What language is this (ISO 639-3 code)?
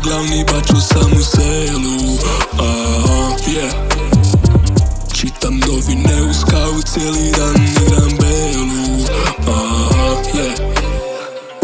hrv